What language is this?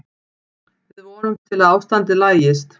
Icelandic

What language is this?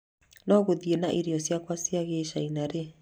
Kikuyu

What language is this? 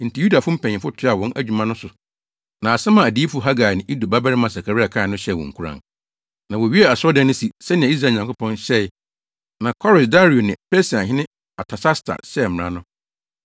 Akan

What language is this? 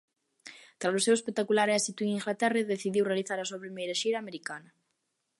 Galician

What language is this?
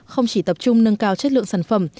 Vietnamese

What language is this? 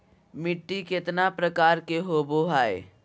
Magahi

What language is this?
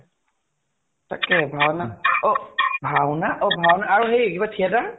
Assamese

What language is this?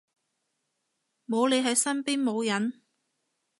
Cantonese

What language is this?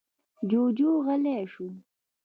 Pashto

